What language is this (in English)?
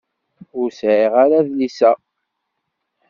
Kabyle